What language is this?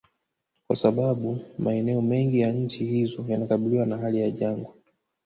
Swahili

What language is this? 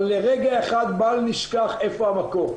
Hebrew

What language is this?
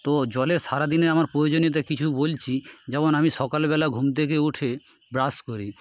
Bangla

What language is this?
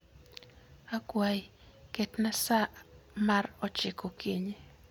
Luo (Kenya and Tanzania)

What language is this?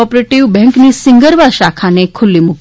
Gujarati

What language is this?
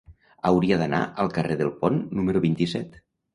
Catalan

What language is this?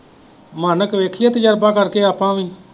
Punjabi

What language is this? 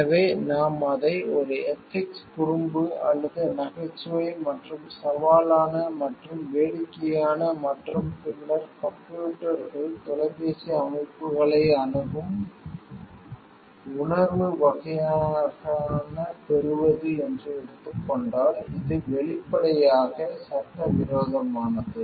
Tamil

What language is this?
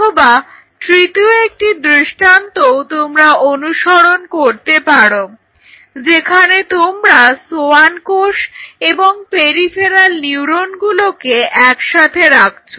Bangla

